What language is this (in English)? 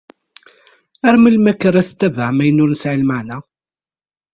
Kabyle